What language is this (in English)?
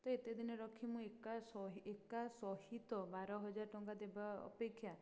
Odia